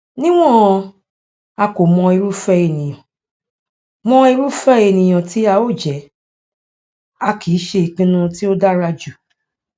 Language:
Yoruba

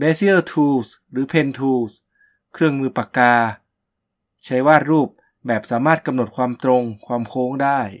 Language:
Thai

